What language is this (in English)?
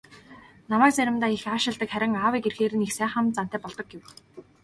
Mongolian